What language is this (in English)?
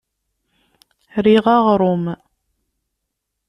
Kabyle